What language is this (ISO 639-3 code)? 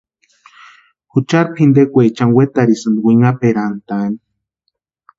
pua